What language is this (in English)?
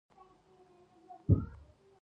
Pashto